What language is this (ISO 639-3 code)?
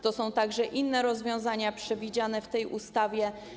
pol